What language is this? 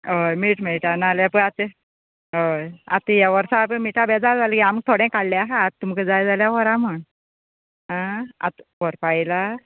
Konkani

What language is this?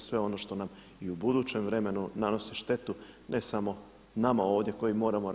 Croatian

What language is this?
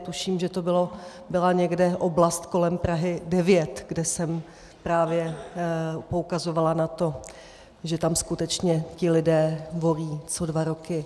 Czech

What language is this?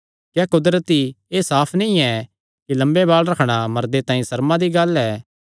Kangri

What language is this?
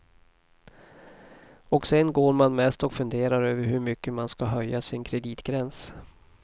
Swedish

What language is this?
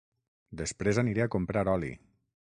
Catalan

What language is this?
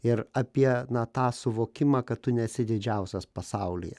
Lithuanian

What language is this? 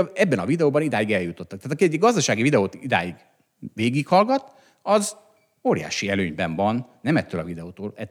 Hungarian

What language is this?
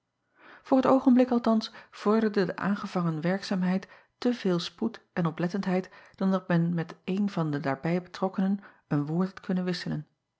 Dutch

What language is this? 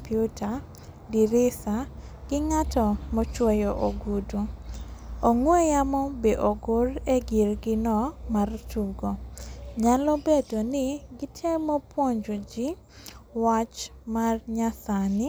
Luo (Kenya and Tanzania)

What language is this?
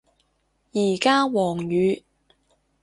Cantonese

